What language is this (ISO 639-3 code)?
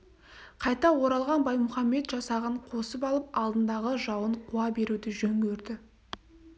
kaz